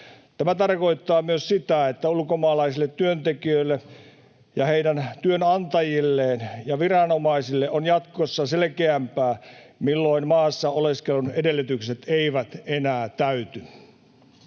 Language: Finnish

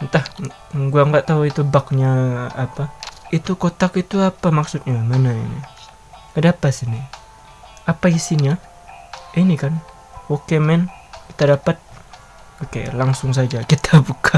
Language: Indonesian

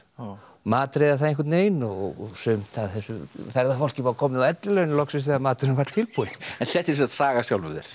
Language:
Icelandic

